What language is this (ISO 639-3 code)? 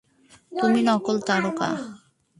ben